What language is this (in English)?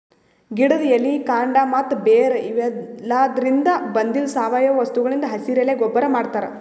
Kannada